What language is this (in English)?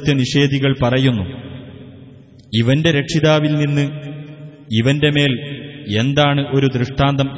Arabic